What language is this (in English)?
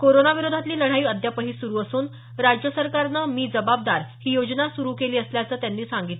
Marathi